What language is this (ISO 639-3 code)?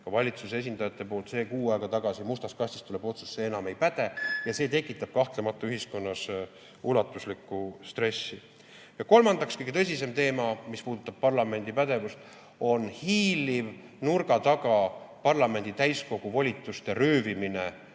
est